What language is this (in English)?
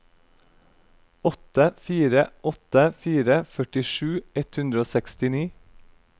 Norwegian